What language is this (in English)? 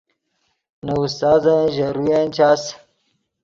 Yidgha